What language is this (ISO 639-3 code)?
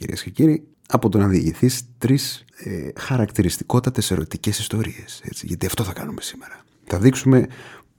ell